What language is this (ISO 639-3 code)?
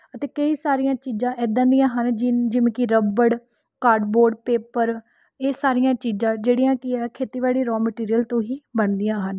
pan